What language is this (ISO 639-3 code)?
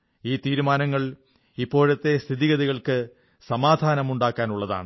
mal